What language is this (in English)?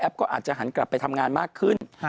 Thai